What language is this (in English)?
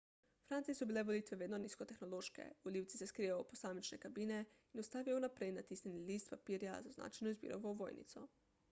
Slovenian